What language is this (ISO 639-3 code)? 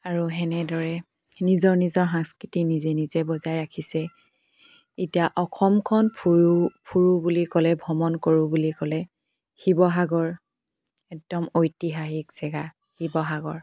asm